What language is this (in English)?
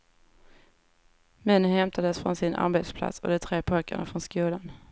Swedish